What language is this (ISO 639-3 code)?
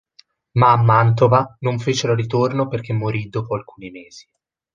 ita